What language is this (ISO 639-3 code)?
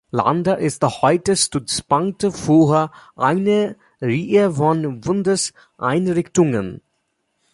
deu